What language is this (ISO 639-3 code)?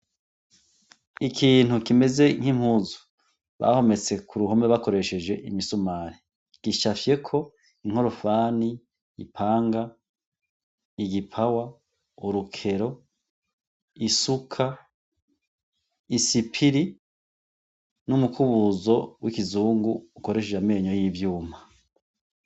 run